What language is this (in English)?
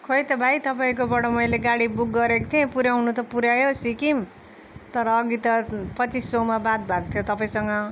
Nepali